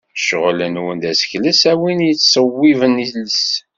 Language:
Kabyle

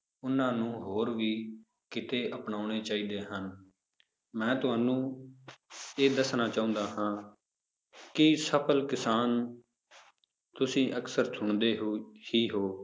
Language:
Punjabi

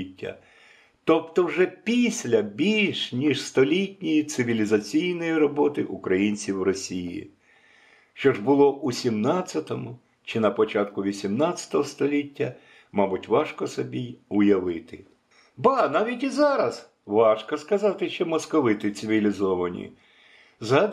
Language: Ukrainian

